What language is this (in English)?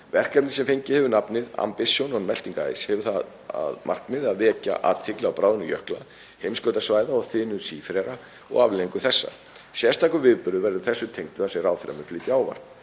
Icelandic